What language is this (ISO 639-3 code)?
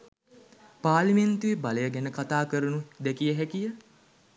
sin